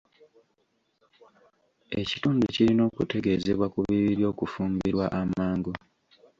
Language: Ganda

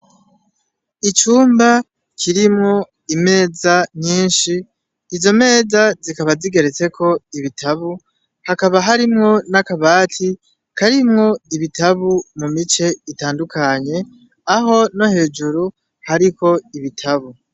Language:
Rundi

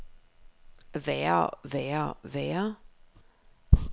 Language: Danish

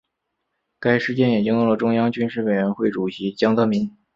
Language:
Chinese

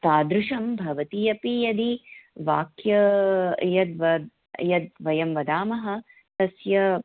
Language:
Sanskrit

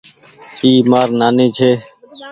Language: Goaria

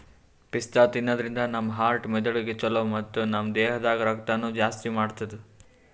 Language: Kannada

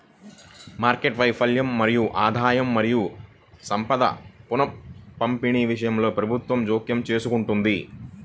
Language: Telugu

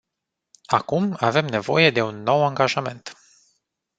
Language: Romanian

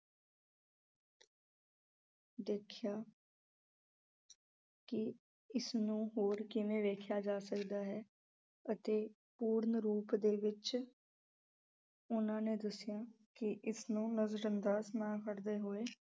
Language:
Punjabi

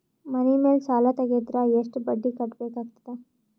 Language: Kannada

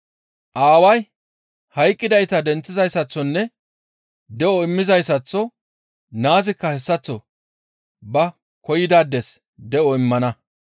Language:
Gamo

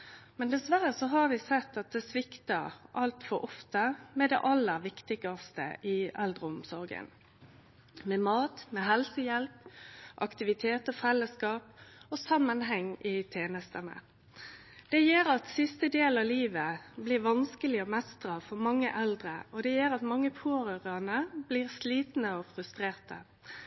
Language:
Norwegian Nynorsk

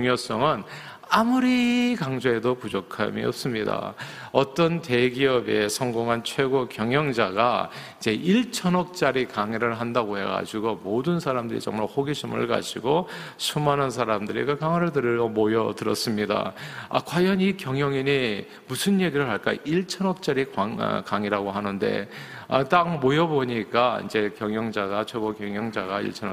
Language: Korean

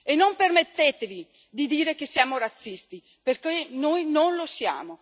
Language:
Italian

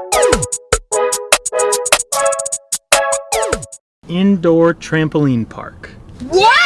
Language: English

